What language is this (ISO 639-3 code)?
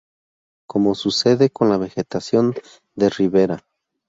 spa